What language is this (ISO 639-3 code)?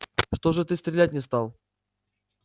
rus